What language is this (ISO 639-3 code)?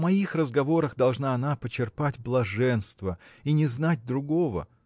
rus